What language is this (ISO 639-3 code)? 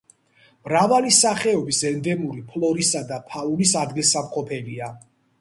kat